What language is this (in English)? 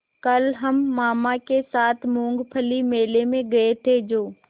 Hindi